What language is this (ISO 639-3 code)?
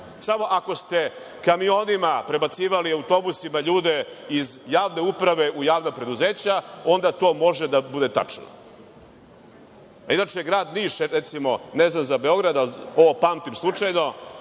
srp